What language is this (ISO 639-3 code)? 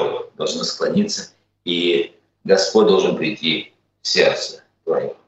rus